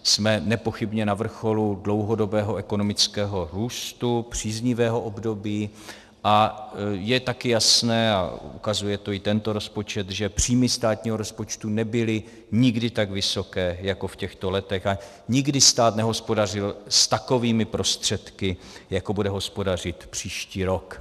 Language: Czech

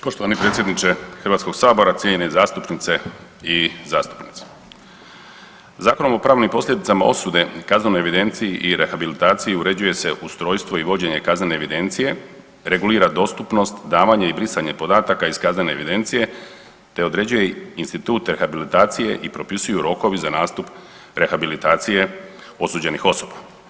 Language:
Croatian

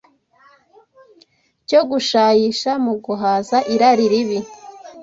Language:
Kinyarwanda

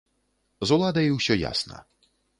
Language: Belarusian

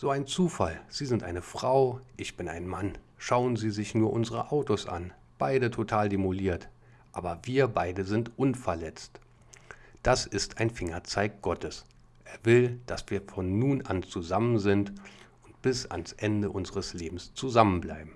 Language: German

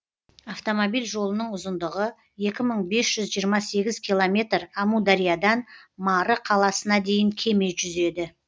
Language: Kazakh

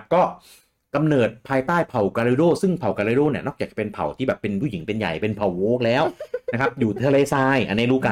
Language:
Thai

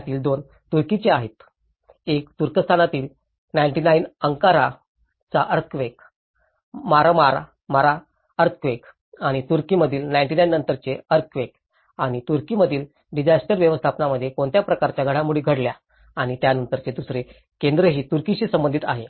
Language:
Marathi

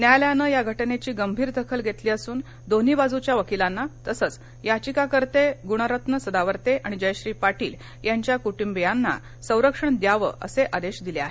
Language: Marathi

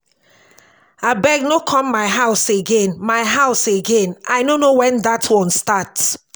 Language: Nigerian Pidgin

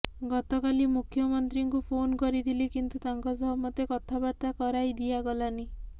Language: Odia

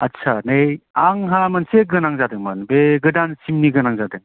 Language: Bodo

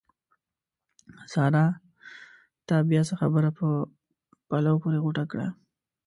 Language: Pashto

